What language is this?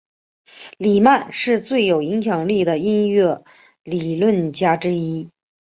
Chinese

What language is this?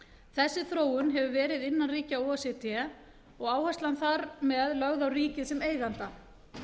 Icelandic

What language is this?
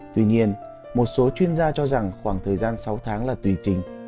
Vietnamese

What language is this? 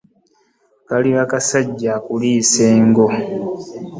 Ganda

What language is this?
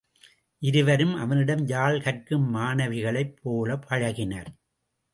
Tamil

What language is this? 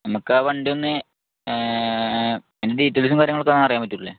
Malayalam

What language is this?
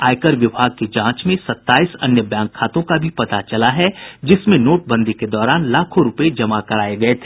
Hindi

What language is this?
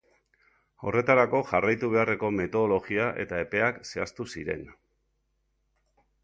Basque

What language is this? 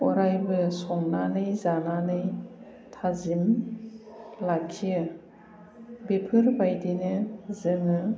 Bodo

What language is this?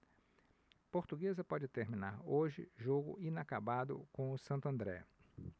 Portuguese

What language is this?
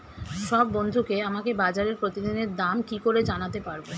Bangla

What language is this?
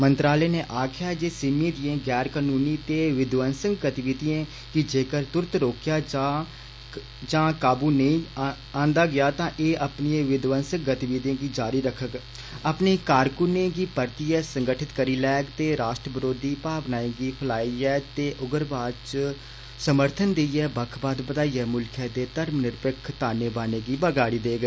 Dogri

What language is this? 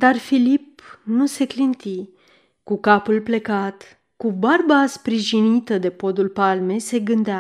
Romanian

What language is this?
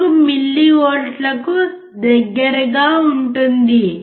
Telugu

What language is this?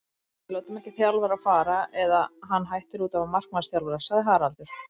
Icelandic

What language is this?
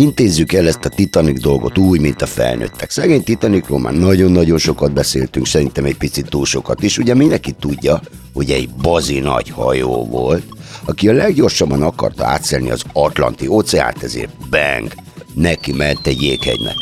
Hungarian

